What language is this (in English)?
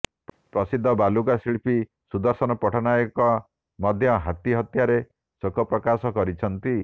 Odia